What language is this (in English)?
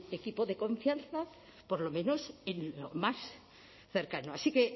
Spanish